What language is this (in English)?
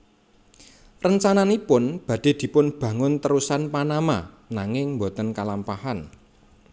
Javanese